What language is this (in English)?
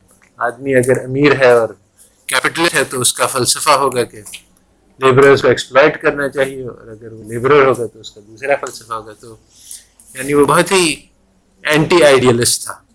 Urdu